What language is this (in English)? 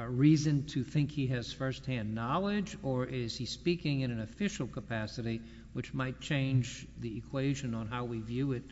English